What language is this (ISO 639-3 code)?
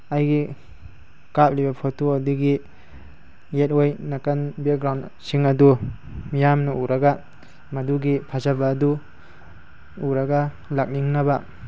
mni